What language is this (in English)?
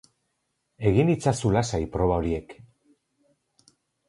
Basque